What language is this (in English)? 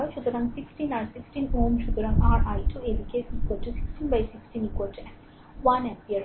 Bangla